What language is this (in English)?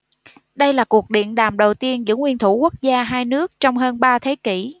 Vietnamese